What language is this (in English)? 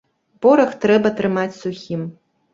Belarusian